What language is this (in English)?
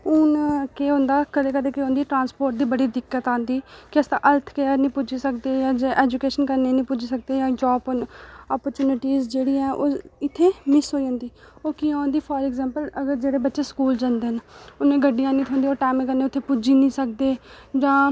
Dogri